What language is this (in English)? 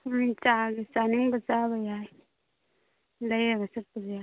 Manipuri